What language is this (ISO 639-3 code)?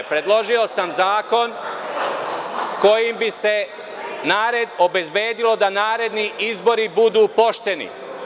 srp